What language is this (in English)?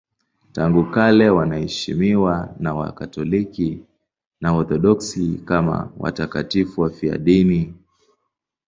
Swahili